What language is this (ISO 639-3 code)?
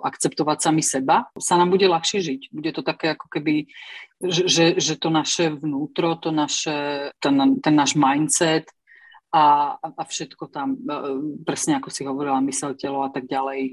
slk